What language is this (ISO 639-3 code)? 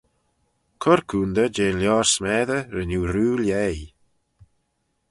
glv